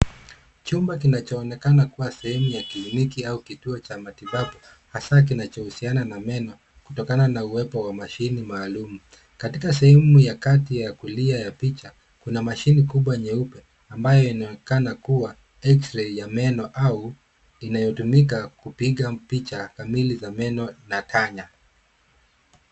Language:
Swahili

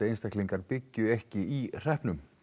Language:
Icelandic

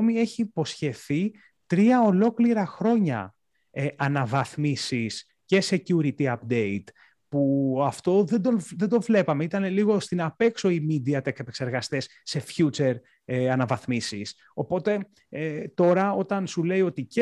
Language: Greek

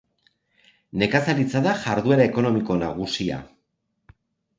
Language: Basque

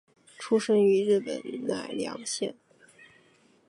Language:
Chinese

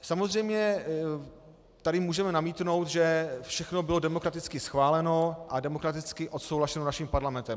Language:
Czech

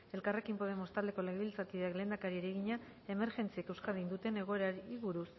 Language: Basque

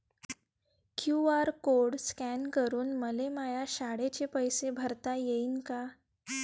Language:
Marathi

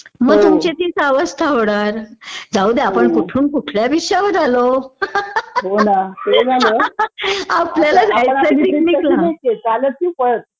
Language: Marathi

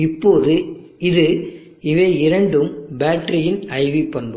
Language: Tamil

